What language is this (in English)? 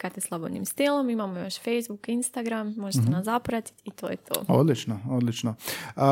Croatian